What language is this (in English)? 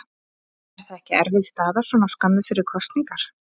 Icelandic